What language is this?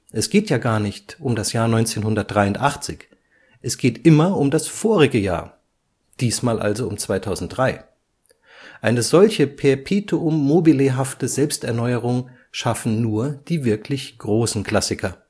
German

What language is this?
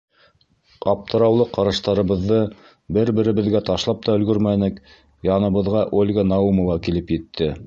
Bashkir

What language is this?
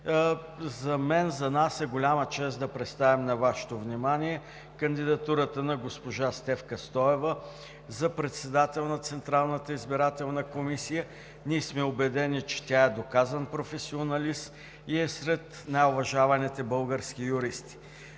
Bulgarian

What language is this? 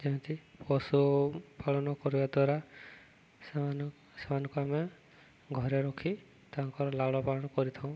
Odia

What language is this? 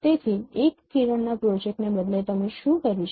Gujarati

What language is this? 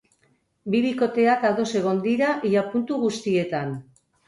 Basque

